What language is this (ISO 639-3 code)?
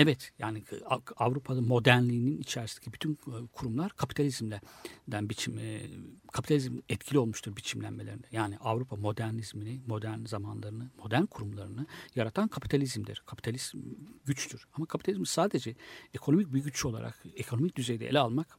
tur